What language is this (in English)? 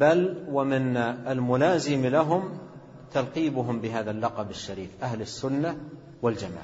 Arabic